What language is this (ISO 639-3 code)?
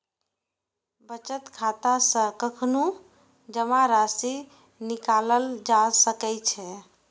mai